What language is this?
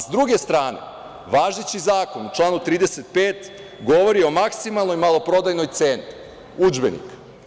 Serbian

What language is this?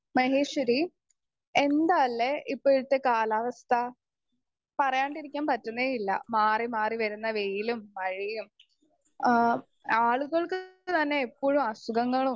Malayalam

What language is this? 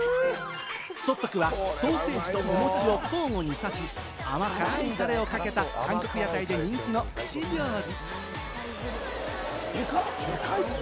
Japanese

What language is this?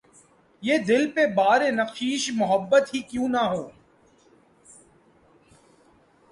Urdu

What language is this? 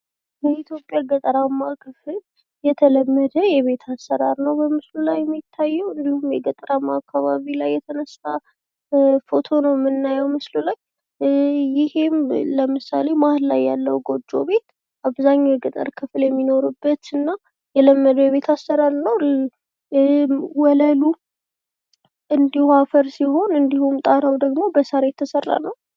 Amharic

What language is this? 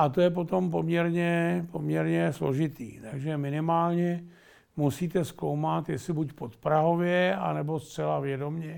Czech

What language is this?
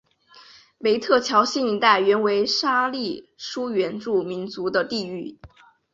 Chinese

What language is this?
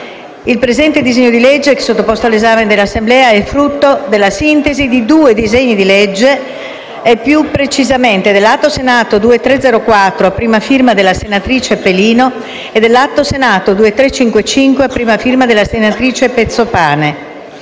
Italian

